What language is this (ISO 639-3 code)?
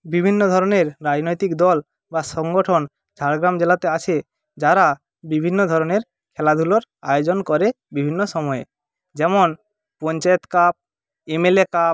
ben